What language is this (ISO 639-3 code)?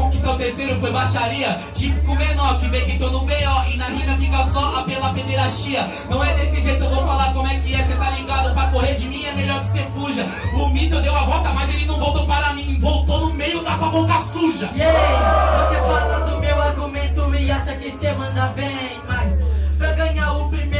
por